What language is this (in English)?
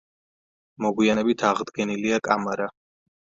Georgian